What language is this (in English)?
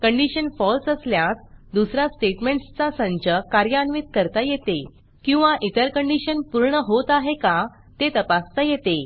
Marathi